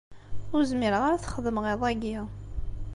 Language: Kabyle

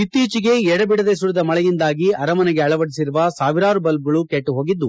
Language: Kannada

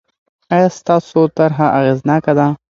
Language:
Pashto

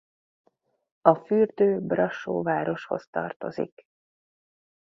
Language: Hungarian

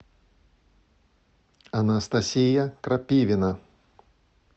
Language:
Russian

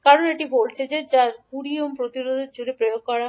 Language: Bangla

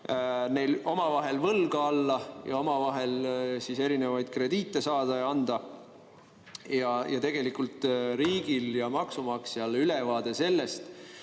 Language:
Estonian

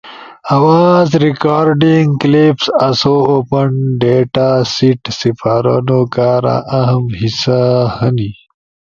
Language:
Ushojo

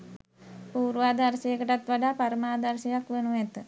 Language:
Sinhala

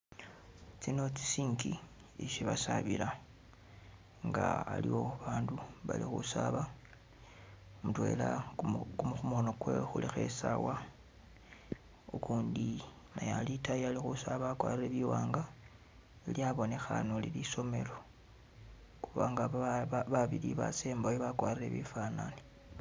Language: Masaaba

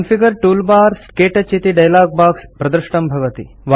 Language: Sanskrit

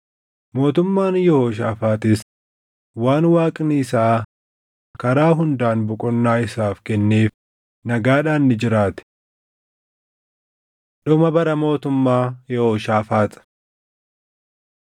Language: Oromo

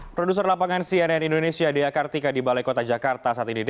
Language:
Indonesian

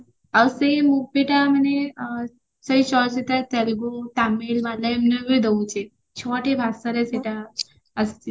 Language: Odia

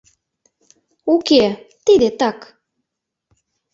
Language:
Mari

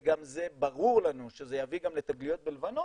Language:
Hebrew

